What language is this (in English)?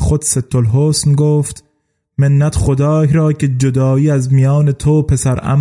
Persian